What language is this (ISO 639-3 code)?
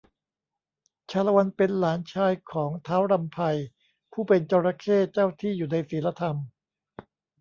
tha